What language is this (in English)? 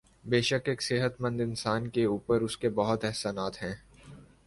Urdu